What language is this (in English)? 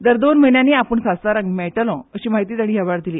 Konkani